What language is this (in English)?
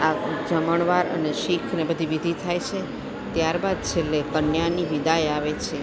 Gujarati